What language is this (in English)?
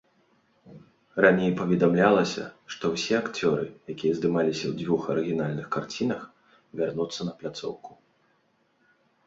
Belarusian